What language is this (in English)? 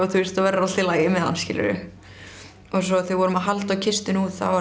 Icelandic